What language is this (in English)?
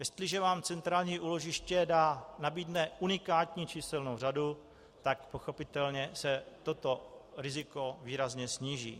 Czech